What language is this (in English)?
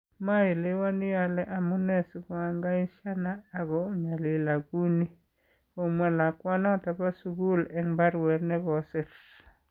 Kalenjin